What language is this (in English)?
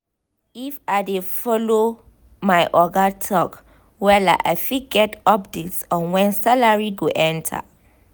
Nigerian Pidgin